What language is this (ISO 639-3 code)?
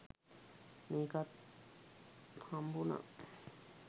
sin